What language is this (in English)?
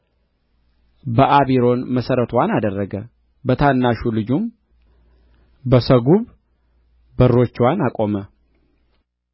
Amharic